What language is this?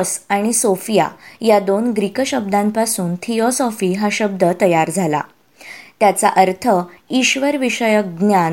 Marathi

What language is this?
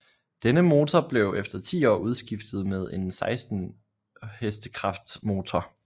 Danish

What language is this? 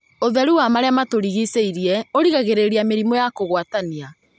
Kikuyu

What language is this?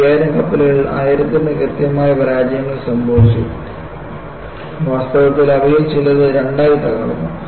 Malayalam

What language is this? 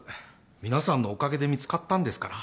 Japanese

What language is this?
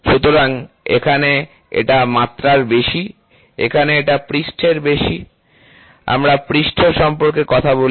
Bangla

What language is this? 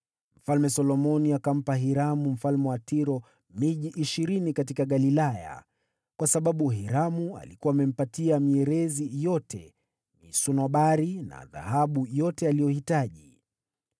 Swahili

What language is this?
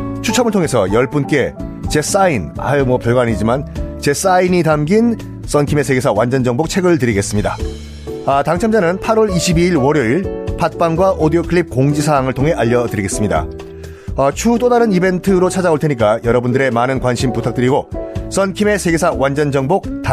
Korean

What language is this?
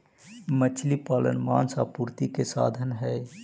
Magahi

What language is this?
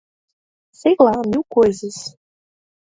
Portuguese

